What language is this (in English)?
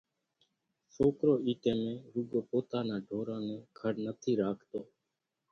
Kachi Koli